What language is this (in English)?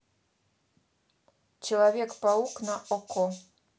Russian